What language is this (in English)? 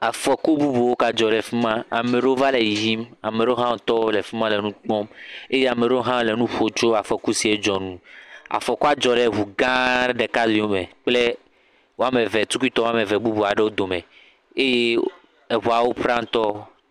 Ewe